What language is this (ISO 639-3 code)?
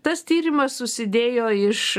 lit